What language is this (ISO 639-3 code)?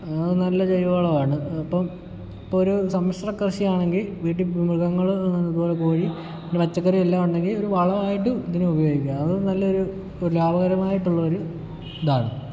mal